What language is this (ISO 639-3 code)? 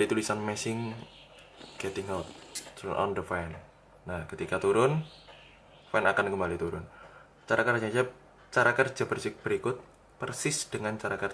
ind